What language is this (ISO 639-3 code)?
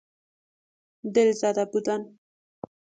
fas